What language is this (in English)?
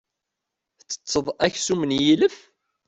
Kabyle